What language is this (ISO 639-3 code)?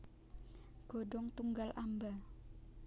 jav